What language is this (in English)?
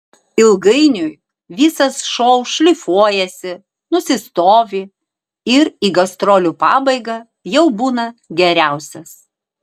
Lithuanian